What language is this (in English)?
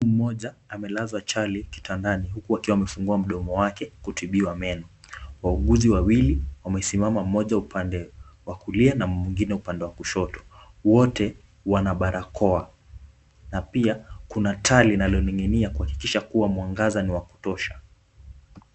Swahili